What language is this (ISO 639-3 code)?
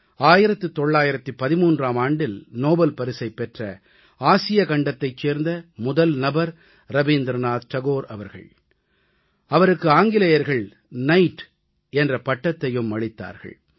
tam